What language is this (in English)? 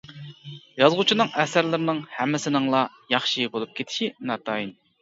Uyghur